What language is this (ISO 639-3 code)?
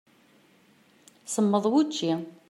kab